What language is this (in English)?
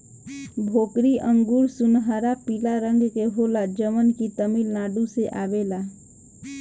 Bhojpuri